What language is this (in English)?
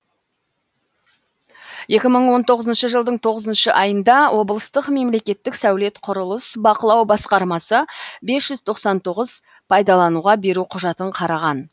Kazakh